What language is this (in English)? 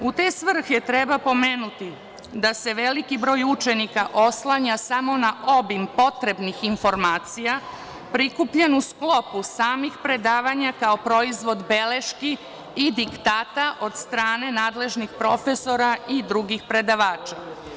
Serbian